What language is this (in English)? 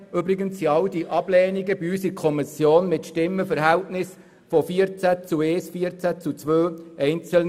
Swiss German